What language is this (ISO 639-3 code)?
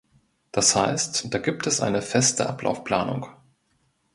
deu